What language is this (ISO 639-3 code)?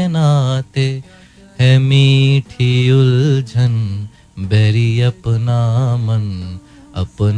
hin